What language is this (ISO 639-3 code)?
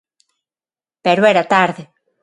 glg